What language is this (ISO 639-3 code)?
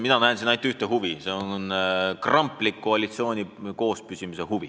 est